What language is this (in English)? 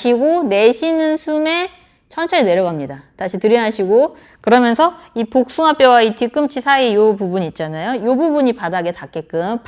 Korean